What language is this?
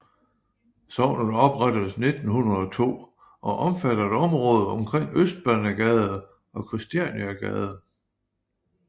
Danish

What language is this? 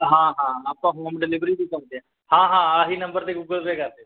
Punjabi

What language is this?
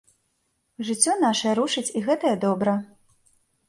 Belarusian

